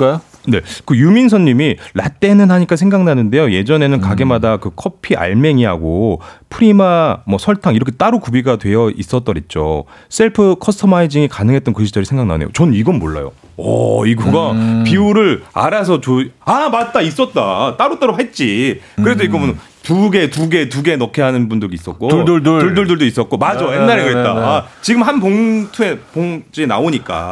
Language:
Korean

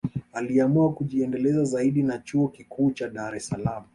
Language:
Swahili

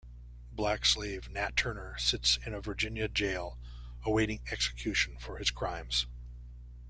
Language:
English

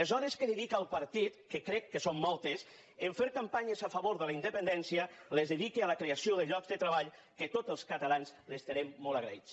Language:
Catalan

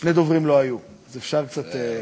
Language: Hebrew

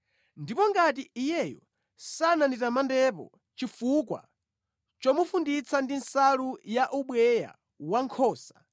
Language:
Nyanja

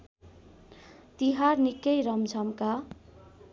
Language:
Nepali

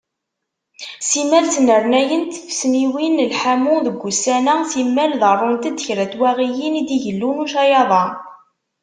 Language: Kabyle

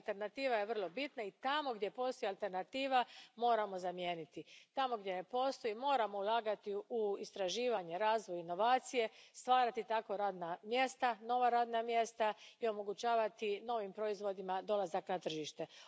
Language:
Croatian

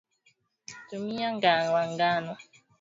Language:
Swahili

